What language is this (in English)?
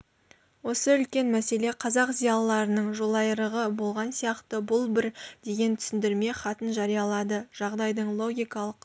Kazakh